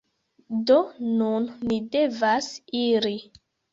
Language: Esperanto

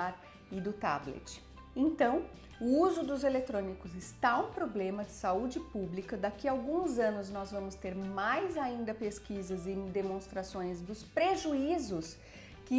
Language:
Portuguese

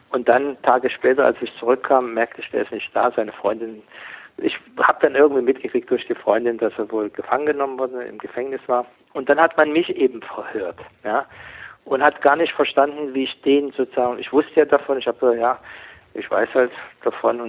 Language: German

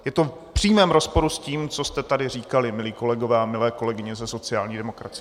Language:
Czech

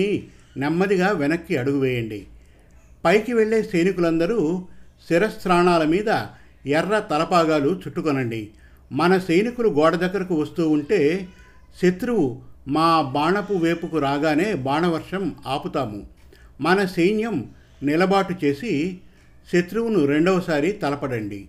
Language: Telugu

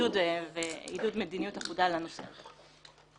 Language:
Hebrew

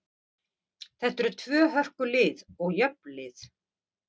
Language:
Icelandic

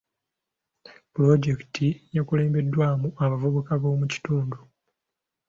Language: Ganda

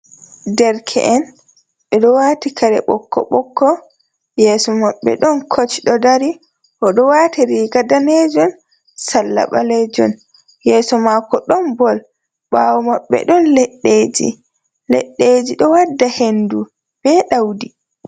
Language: Fula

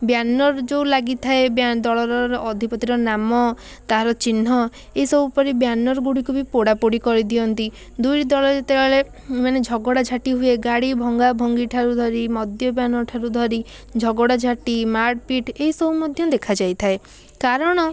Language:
Odia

